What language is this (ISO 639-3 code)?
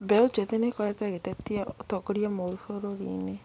kik